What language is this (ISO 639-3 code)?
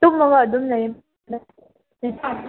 mni